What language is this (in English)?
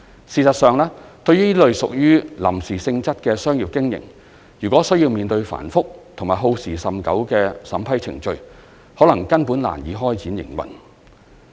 Cantonese